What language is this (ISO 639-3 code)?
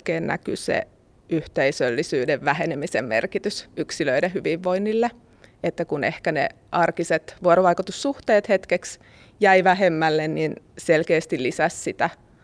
fin